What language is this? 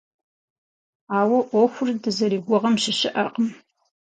Kabardian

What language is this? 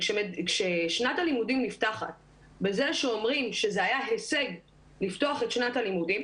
Hebrew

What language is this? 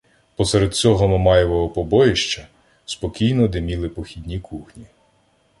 Ukrainian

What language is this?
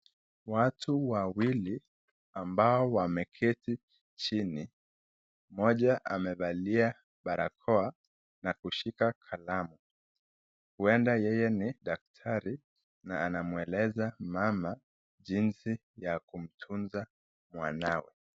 Swahili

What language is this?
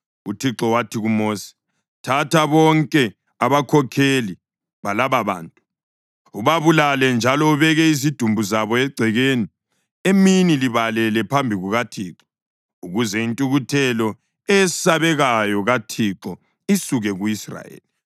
North Ndebele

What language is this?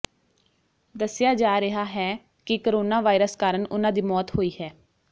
Punjabi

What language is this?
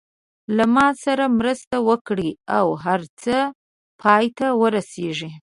Pashto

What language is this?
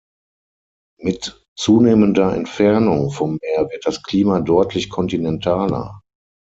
German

